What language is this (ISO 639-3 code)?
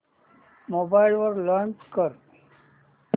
mar